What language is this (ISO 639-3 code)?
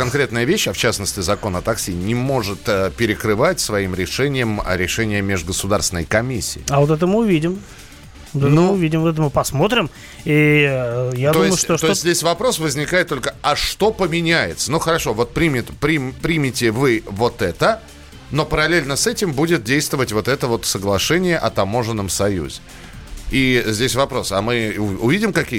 rus